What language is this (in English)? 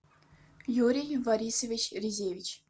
Russian